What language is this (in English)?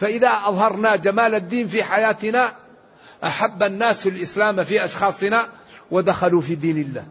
Arabic